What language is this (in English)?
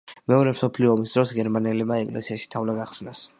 Georgian